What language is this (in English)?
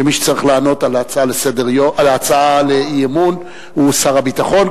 Hebrew